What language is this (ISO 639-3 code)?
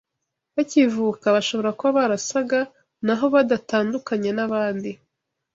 kin